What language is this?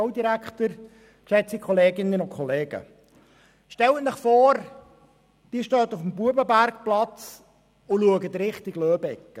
Swiss German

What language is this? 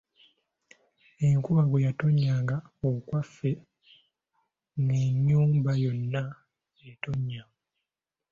Ganda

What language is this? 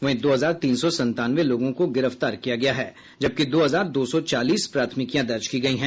Hindi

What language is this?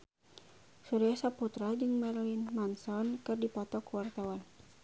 Sundanese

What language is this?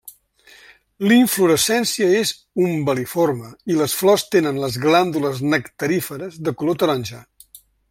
Catalan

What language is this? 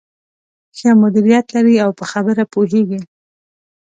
Pashto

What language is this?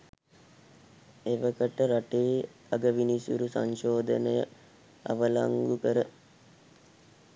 Sinhala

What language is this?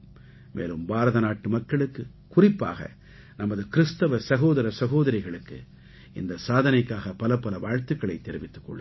Tamil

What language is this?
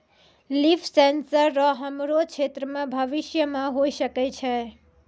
Maithili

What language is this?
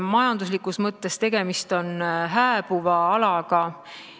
Estonian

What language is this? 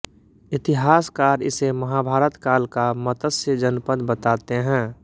Hindi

